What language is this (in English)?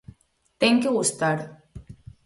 Galician